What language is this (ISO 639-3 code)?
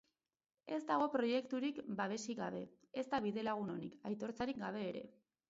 eus